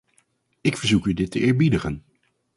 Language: Dutch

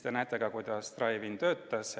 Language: Estonian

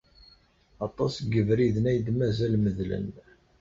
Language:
Kabyle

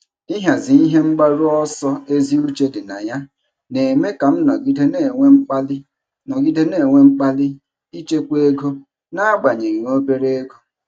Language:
Igbo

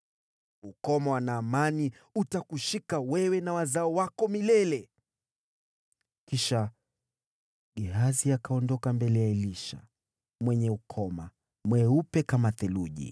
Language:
Swahili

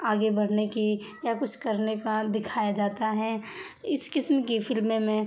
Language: Urdu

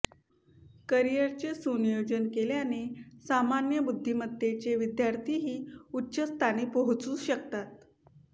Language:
Marathi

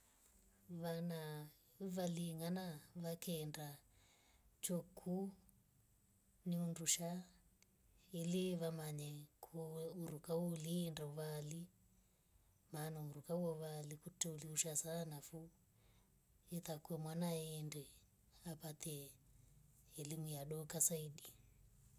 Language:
Rombo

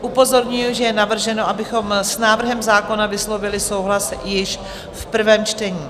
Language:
Czech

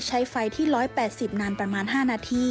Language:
Thai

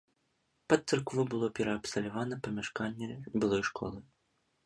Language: Belarusian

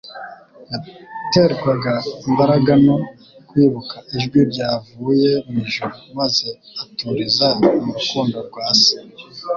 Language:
Kinyarwanda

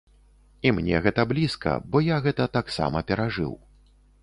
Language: Belarusian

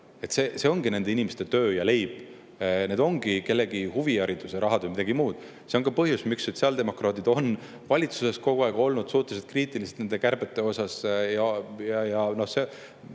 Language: Estonian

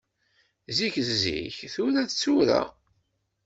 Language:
Kabyle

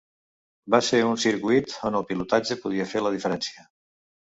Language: Catalan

